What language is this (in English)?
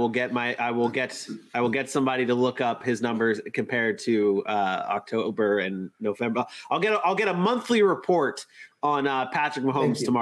English